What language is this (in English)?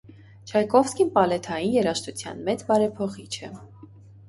Armenian